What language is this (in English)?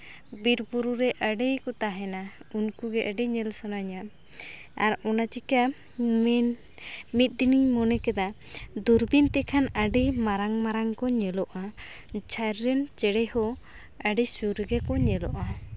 Santali